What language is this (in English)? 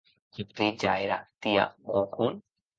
Occitan